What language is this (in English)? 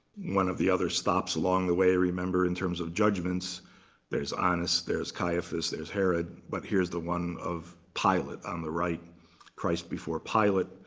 English